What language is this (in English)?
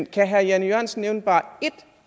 Danish